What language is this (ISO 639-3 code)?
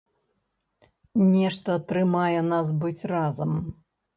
bel